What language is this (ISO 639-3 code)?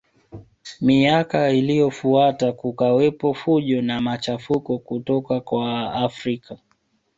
swa